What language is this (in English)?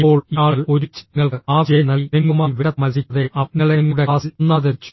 Malayalam